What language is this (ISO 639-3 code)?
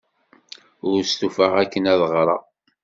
kab